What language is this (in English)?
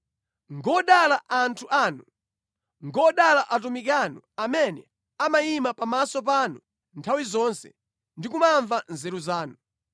Nyanja